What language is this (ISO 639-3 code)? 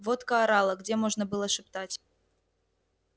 rus